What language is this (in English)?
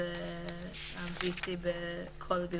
Hebrew